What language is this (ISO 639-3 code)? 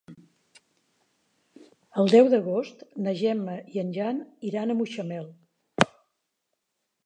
cat